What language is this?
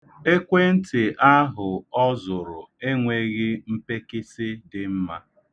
Igbo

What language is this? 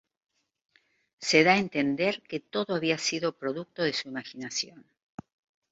Spanish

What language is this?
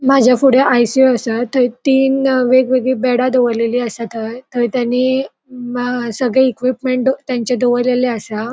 Konkani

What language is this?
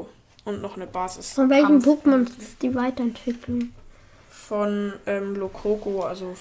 German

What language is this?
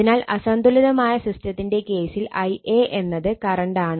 Malayalam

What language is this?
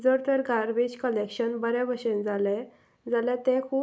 Konkani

